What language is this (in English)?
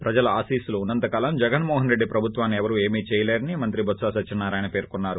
Telugu